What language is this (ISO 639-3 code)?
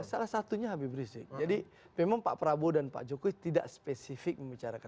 ind